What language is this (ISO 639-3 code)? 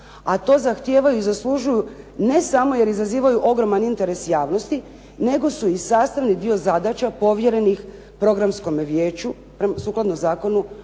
hrv